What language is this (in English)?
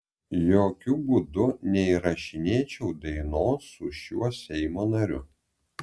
Lithuanian